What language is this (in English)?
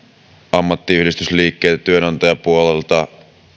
Finnish